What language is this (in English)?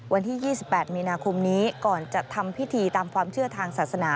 Thai